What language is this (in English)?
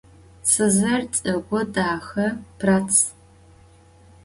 Adyghe